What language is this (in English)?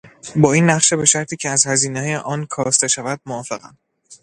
Persian